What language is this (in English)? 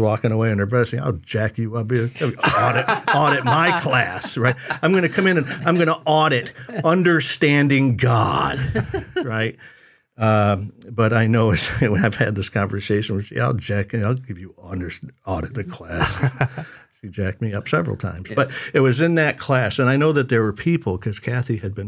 English